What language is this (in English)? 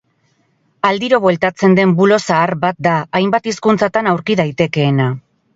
Basque